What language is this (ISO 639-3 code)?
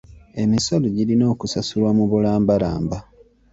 lug